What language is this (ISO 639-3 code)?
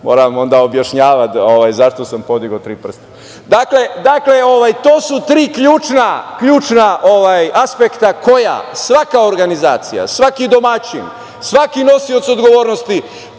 srp